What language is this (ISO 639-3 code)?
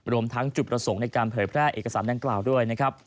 tha